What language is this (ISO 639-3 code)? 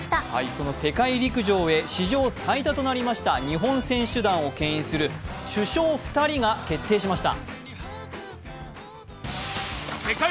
jpn